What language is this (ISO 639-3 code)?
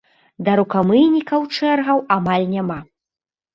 bel